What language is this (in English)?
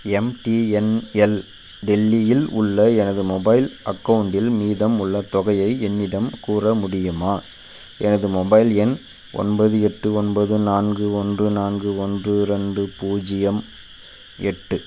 Tamil